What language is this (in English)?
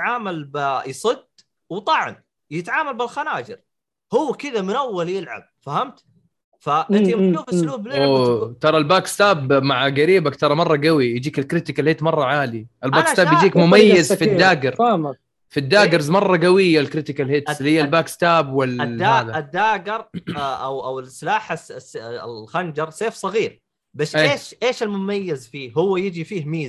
Arabic